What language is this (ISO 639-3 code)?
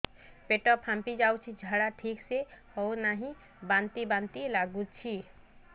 ori